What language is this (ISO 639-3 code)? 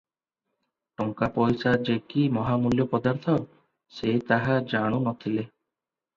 ori